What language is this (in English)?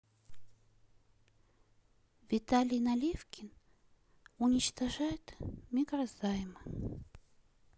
Russian